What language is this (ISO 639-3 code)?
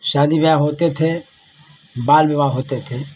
hin